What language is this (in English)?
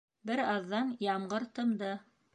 Bashkir